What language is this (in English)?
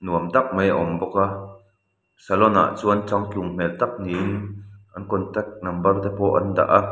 Mizo